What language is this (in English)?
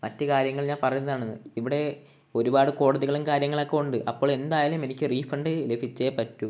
Malayalam